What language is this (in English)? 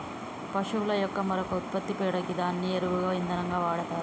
Telugu